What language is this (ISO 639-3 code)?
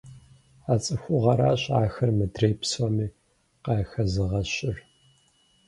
kbd